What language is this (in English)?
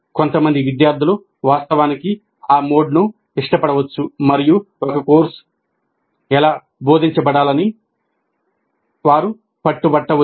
Telugu